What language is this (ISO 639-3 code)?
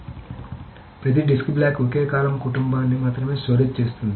tel